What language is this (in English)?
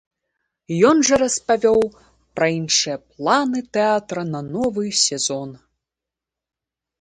Belarusian